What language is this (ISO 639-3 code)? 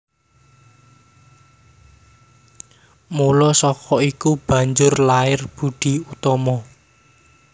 jav